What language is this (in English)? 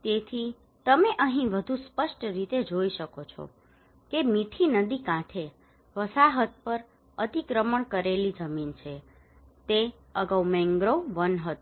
Gujarati